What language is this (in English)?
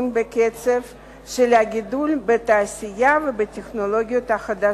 Hebrew